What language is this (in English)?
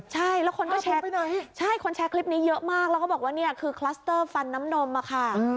Thai